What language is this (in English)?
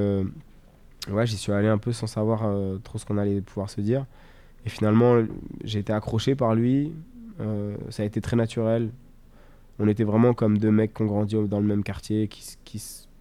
French